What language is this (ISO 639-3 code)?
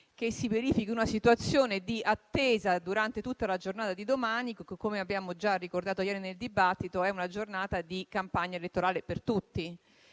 ita